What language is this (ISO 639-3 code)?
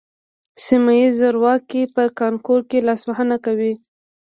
pus